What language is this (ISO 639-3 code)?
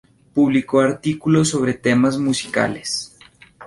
spa